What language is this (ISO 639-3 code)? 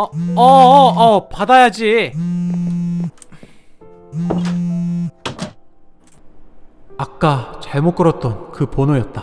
kor